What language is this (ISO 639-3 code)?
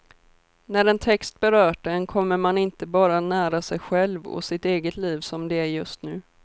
swe